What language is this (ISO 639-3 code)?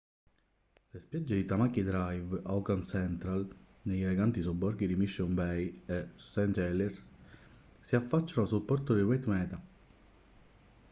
ita